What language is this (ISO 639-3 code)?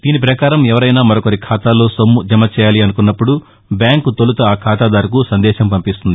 tel